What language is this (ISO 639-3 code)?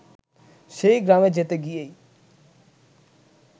ben